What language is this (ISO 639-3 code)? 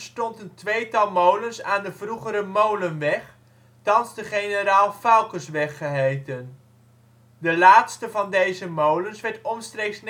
nld